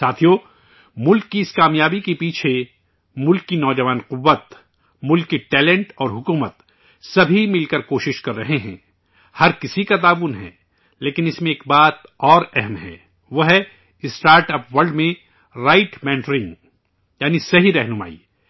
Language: Urdu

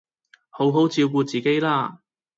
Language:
Cantonese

